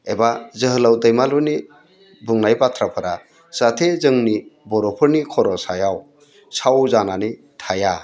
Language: Bodo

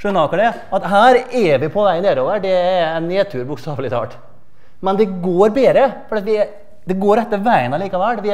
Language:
Norwegian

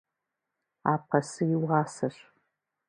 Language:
Kabardian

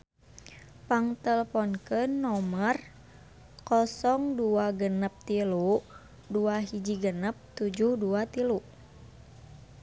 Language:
Sundanese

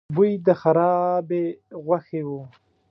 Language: Pashto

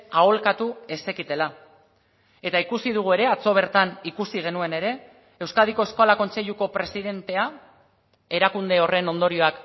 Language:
Basque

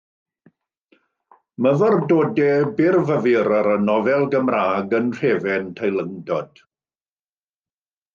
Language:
Welsh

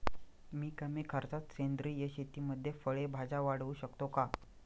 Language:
Marathi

